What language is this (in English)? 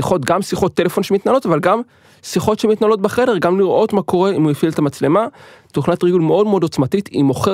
Hebrew